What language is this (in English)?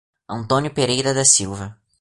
Portuguese